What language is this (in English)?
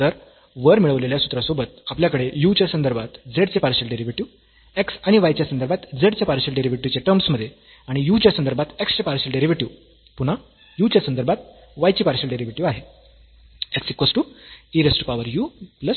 Marathi